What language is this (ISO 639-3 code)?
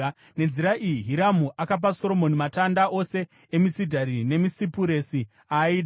sna